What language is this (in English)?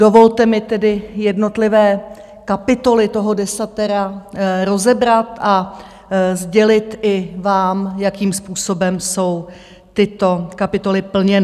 Czech